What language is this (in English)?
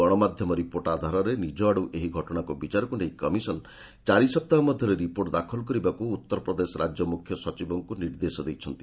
Odia